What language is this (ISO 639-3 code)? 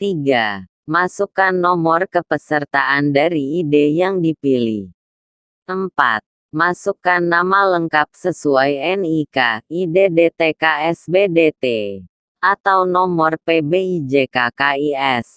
ind